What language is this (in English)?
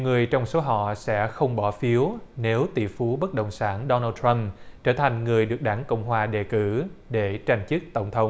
Vietnamese